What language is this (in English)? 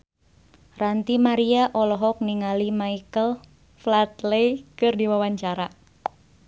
Sundanese